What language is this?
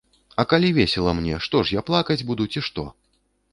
Belarusian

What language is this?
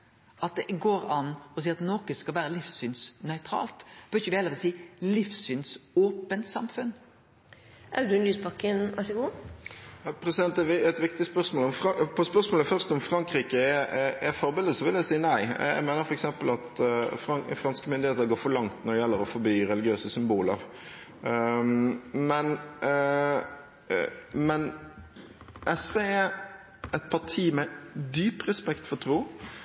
Norwegian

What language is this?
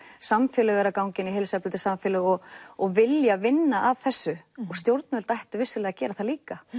Icelandic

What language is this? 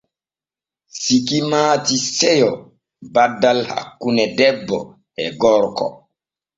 Borgu Fulfulde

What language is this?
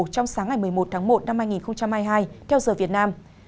Vietnamese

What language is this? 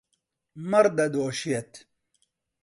Central Kurdish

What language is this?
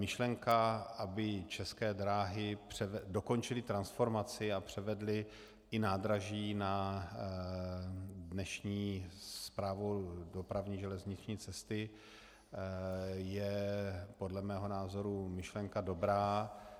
Czech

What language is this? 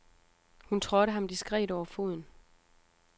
Danish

